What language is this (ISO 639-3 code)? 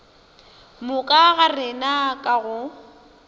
nso